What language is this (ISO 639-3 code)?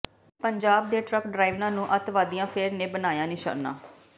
pan